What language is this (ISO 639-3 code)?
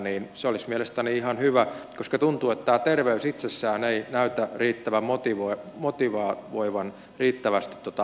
fin